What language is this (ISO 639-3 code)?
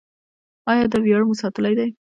pus